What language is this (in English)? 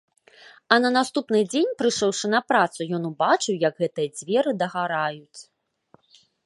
Belarusian